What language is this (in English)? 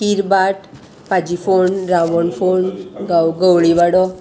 Konkani